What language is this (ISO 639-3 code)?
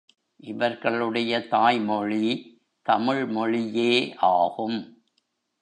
tam